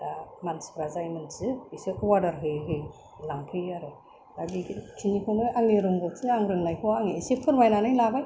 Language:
Bodo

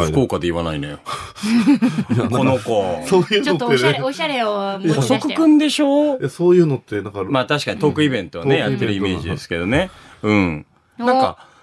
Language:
Japanese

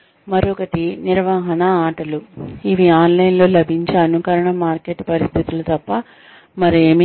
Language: Telugu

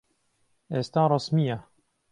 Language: Central Kurdish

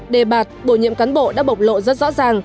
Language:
Vietnamese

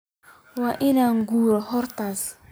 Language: Somali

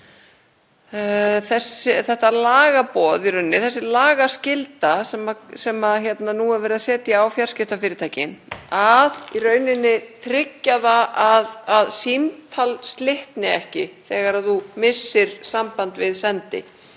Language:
Icelandic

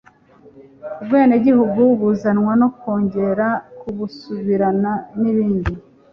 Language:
Kinyarwanda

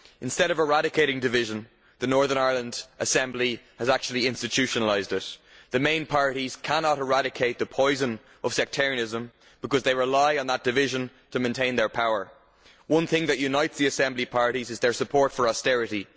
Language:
English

